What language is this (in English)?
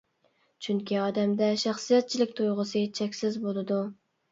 Uyghur